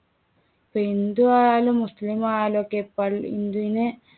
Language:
Malayalam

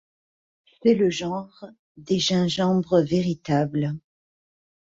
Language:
French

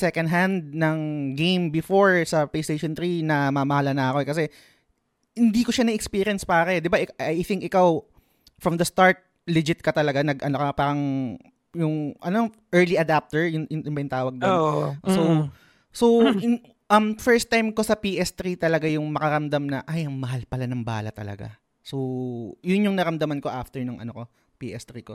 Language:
Filipino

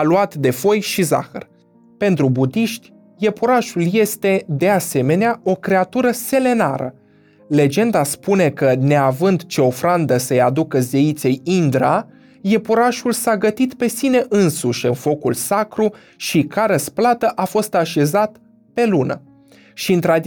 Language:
Romanian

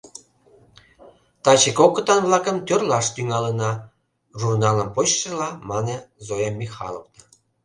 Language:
Mari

